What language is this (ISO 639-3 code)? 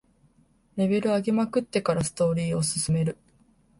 jpn